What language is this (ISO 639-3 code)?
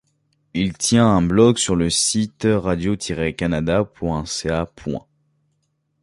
fra